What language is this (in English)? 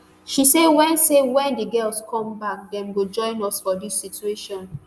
Nigerian Pidgin